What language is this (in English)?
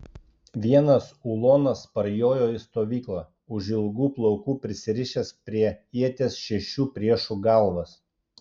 Lithuanian